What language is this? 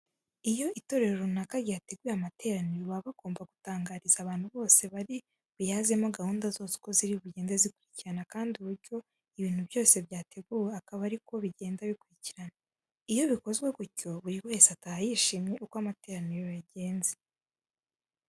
Kinyarwanda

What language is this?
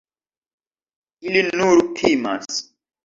Esperanto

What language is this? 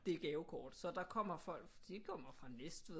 Danish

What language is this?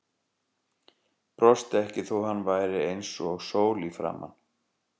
Icelandic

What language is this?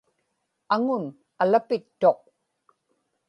Inupiaq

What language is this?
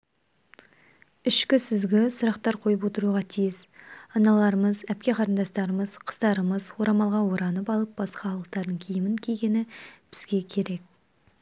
Kazakh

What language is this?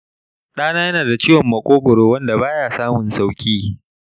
Hausa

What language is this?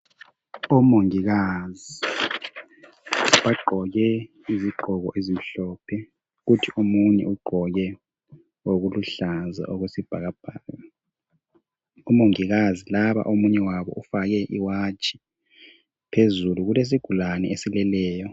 North Ndebele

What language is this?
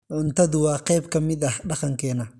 Somali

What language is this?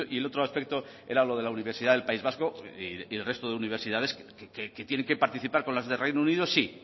Spanish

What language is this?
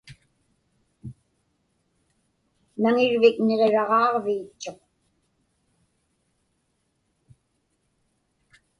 Inupiaq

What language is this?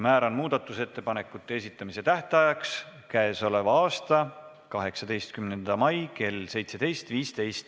Estonian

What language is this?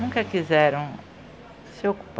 Portuguese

